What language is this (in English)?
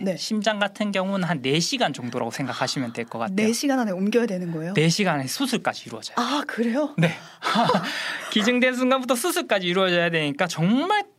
Korean